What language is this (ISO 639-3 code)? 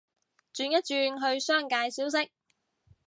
yue